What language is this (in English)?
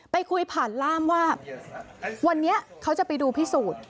Thai